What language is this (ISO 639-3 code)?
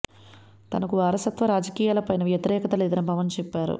tel